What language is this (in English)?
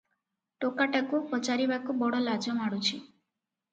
Odia